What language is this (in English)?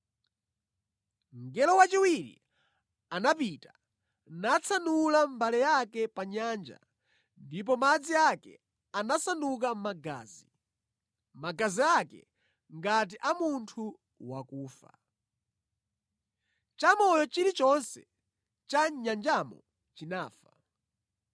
Nyanja